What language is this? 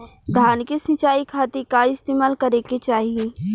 Bhojpuri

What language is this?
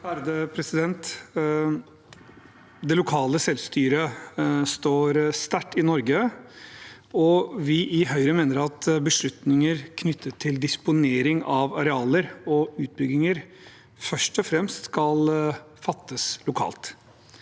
Norwegian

